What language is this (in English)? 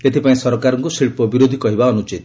Odia